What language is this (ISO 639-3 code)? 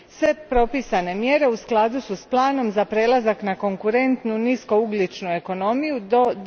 hrv